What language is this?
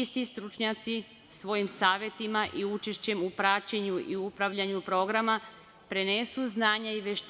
Serbian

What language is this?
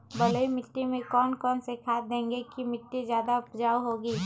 Magahi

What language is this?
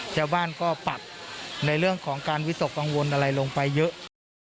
Thai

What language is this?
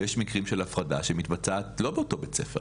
Hebrew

